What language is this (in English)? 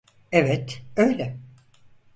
Turkish